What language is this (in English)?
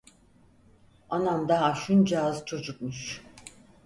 Turkish